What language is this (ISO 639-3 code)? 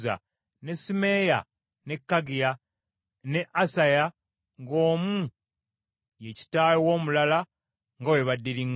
lug